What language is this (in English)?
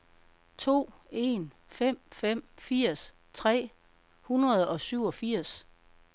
Danish